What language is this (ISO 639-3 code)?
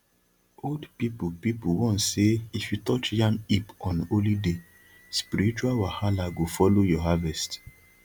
pcm